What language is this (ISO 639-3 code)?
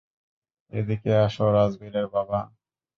ben